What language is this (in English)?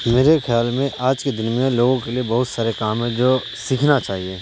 Urdu